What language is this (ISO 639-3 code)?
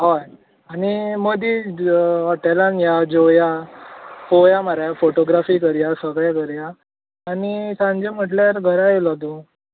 kok